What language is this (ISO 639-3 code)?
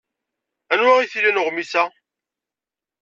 kab